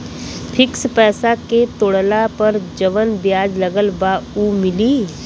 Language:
Bhojpuri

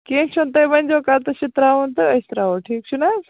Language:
Kashmiri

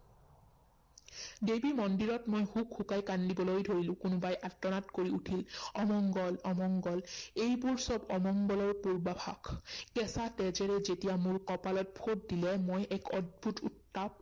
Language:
Assamese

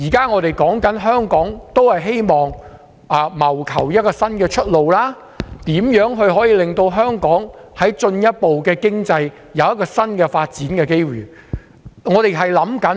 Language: Cantonese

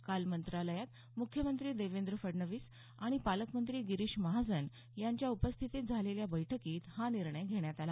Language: Marathi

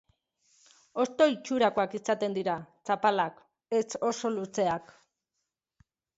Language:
Basque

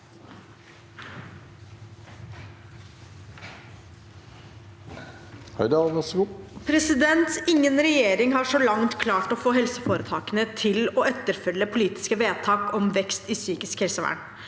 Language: Norwegian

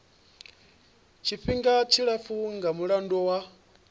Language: Venda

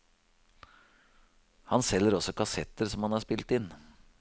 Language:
Norwegian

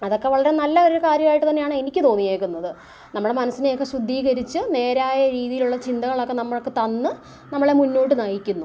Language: Malayalam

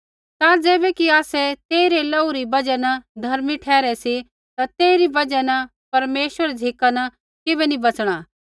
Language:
Kullu Pahari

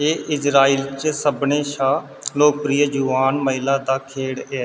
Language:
Dogri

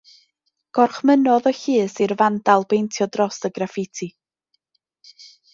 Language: Welsh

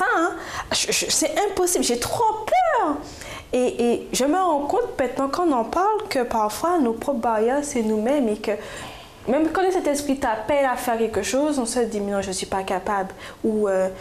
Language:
French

